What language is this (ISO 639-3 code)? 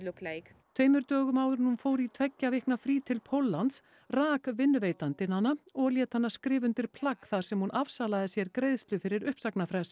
isl